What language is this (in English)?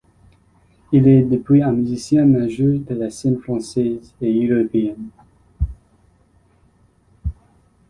French